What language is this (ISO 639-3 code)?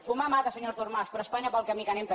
cat